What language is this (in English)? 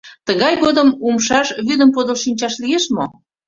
Mari